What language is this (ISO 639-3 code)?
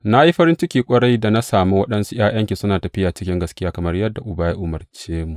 hau